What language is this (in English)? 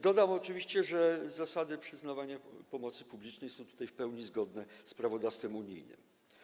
Polish